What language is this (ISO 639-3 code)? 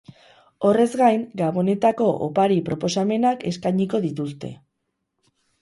eus